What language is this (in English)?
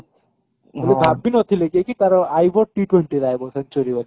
Odia